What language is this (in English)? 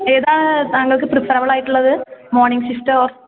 Malayalam